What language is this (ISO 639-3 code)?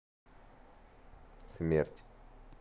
rus